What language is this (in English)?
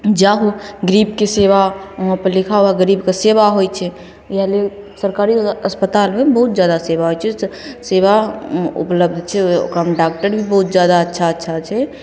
Maithili